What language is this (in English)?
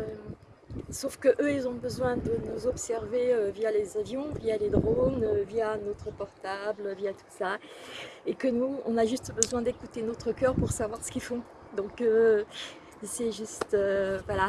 French